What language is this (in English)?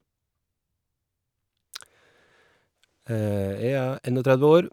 Norwegian